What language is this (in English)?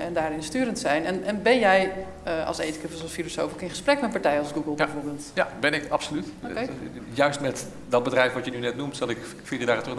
Dutch